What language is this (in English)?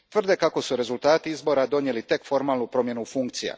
Croatian